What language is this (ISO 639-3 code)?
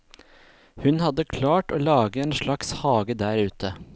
nor